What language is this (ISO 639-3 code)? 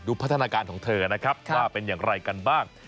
tha